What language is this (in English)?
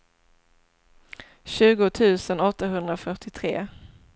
Swedish